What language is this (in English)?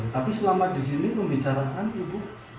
Indonesian